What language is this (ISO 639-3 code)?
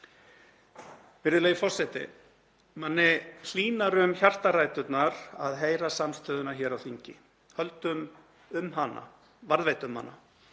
isl